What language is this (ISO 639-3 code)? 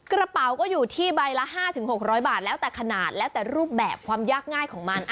tha